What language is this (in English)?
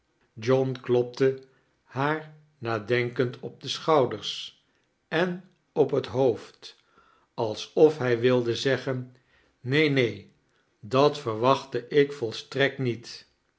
Dutch